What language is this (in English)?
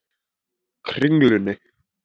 Icelandic